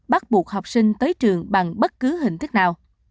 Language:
Vietnamese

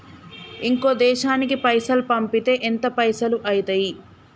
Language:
Telugu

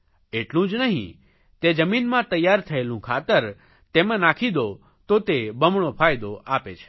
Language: Gujarati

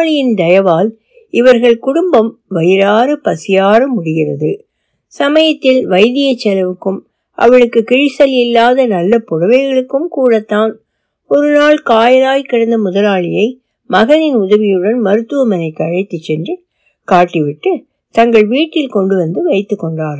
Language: Tamil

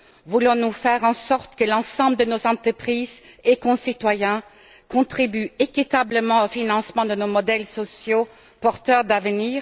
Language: French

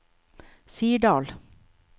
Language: Norwegian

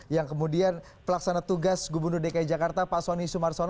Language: Indonesian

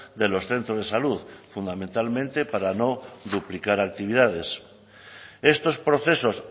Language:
Spanish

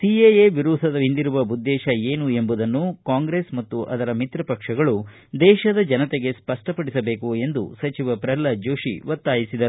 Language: Kannada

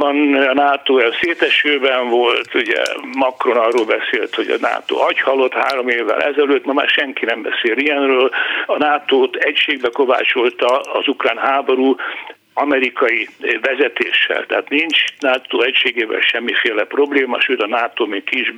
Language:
Hungarian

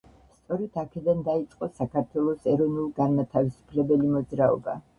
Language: Georgian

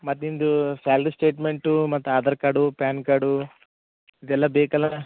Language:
Kannada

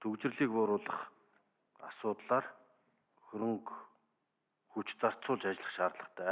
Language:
Turkish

